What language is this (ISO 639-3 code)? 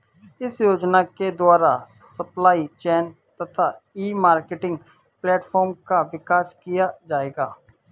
hin